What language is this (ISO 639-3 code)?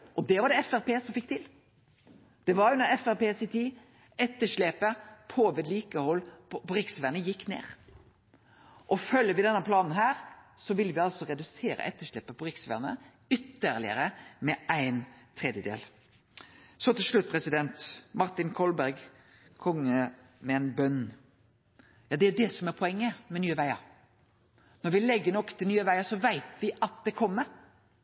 nno